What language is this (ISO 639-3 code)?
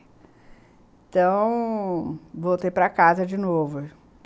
por